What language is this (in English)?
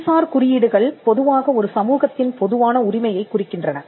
Tamil